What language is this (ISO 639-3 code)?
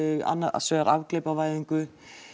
isl